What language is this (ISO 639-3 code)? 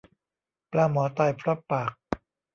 tha